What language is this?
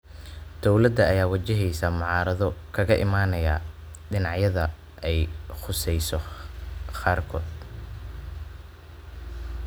Somali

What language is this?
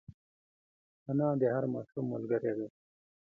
Pashto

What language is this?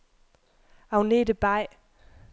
Danish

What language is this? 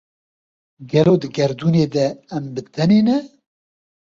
Kurdish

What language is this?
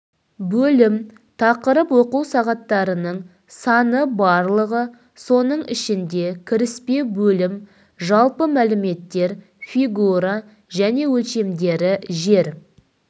Kazakh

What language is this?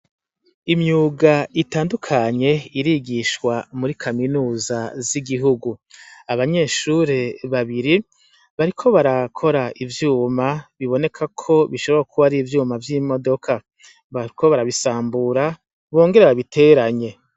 Rundi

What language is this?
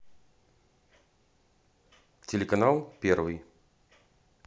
Russian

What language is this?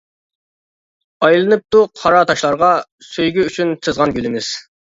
Uyghur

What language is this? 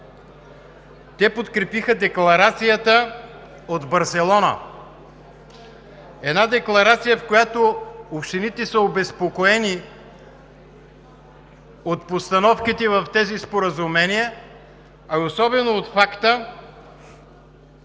Bulgarian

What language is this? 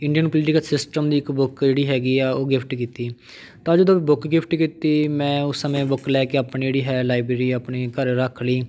Punjabi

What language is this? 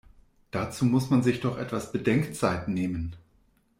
German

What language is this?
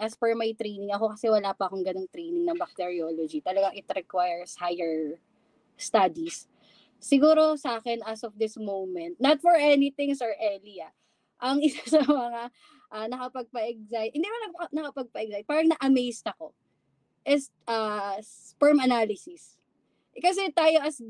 Filipino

